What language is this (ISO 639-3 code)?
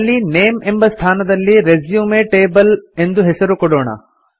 kan